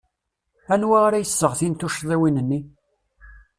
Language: Kabyle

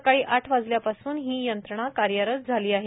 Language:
Marathi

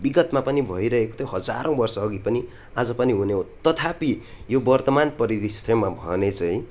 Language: Nepali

